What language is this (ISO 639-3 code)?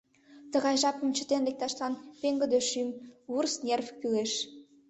chm